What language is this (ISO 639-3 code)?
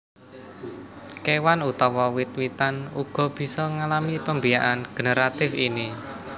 jav